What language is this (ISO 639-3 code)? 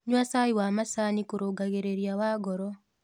kik